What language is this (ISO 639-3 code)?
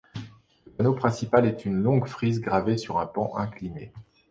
fra